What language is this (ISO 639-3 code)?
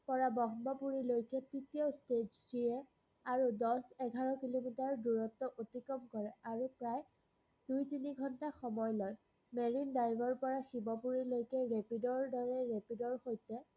asm